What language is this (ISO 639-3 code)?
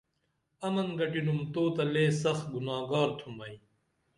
dml